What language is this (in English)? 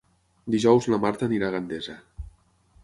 Catalan